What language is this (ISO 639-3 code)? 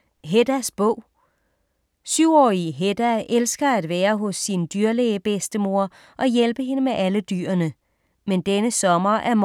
dan